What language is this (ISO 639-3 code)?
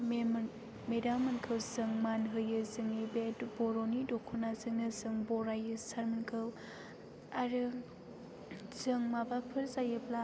brx